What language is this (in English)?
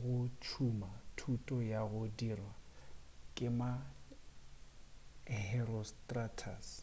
Northern Sotho